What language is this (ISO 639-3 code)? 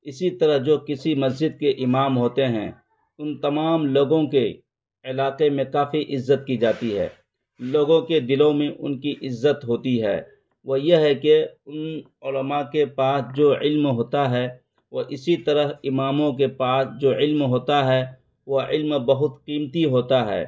urd